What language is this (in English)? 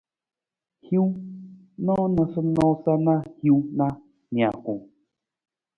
Nawdm